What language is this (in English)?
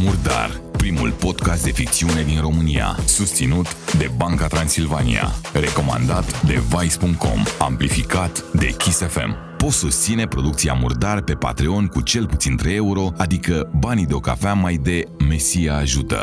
Romanian